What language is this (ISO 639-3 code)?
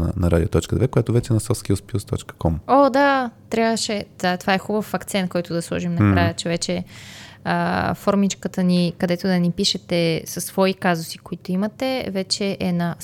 bul